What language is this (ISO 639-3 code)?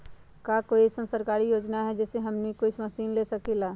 mag